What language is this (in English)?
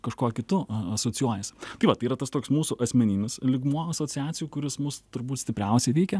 Lithuanian